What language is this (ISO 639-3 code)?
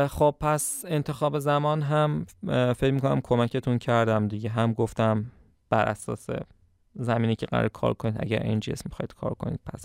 fas